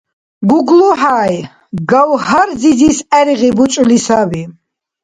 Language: Dargwa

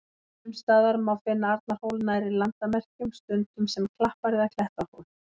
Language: Icelandic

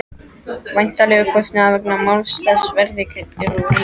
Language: Icelandic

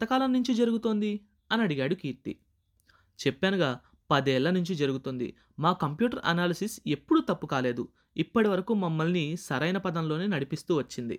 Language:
Telugu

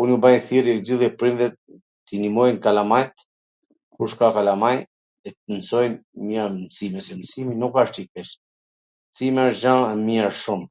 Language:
Gheg Albanian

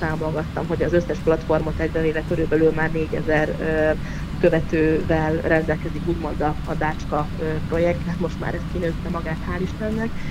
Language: Hungarian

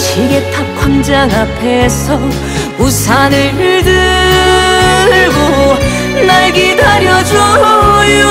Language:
Korean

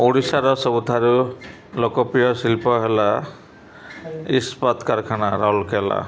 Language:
Odia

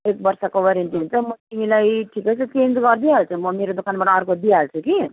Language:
Nepali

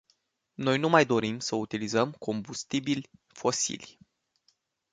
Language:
Romanian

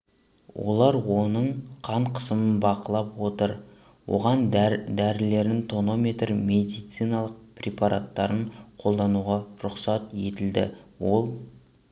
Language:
Kazakh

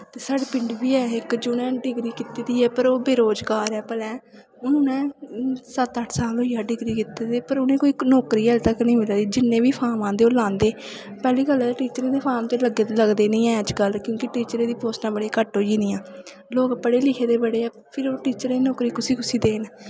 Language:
Dogri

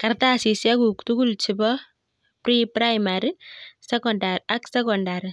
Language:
Kalenjin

